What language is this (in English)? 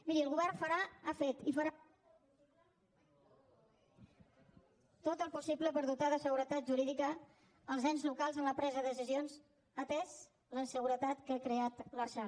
Catalan